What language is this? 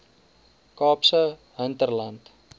Afrikaans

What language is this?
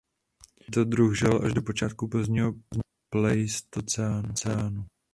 Czech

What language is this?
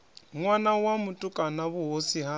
Venda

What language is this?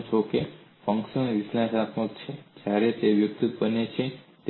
Gujarati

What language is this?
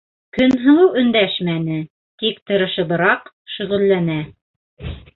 Bashkir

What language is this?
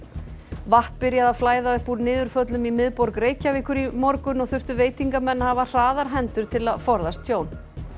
Icelandic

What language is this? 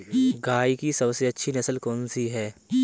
Hindi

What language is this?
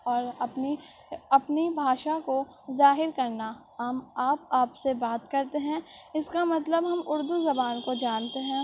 Urdu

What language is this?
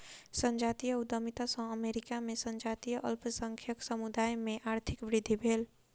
Maithili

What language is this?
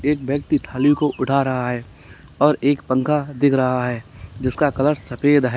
Hindi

